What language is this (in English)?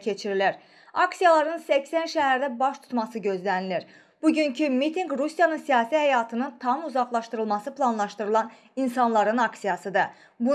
Azerbaijani